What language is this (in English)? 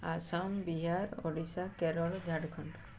Odia